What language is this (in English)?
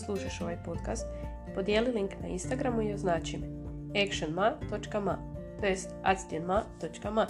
Croatian